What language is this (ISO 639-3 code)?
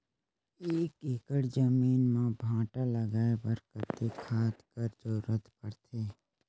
hne